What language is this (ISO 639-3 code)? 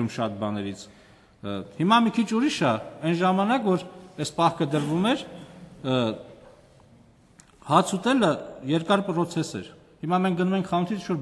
ron